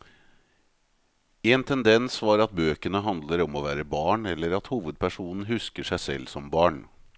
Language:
Norwegian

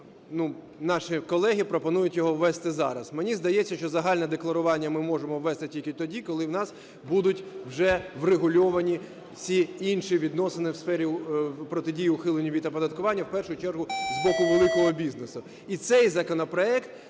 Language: Ukrainian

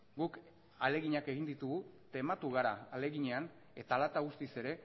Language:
Basque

